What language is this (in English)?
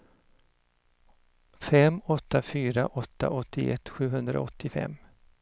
Swedish